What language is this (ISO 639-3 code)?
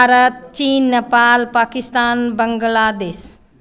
mai